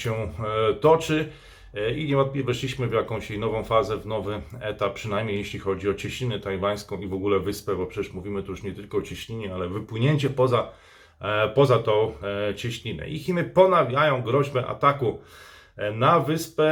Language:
Polish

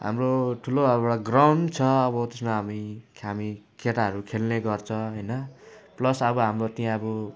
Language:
Nepali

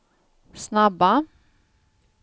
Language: Swedish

